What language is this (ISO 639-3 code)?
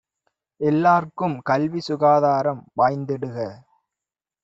tam